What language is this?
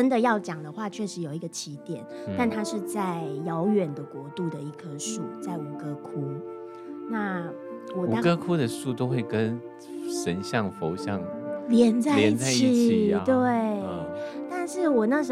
Chinese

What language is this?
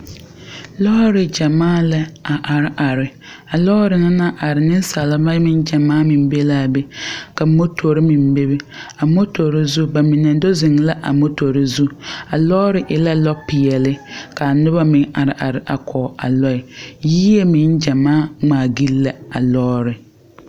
Southern Dagaare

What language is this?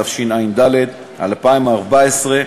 Hebrew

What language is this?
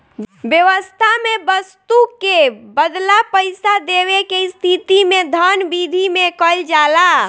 Bhojpuri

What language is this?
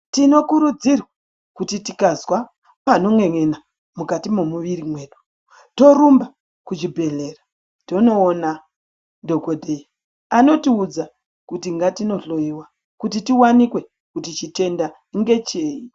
Ndau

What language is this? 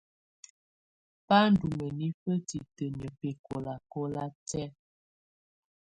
Tunen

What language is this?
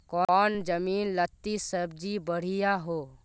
Magahi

